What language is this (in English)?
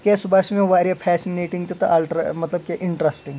Kashmiri